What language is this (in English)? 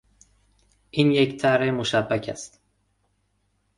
Persian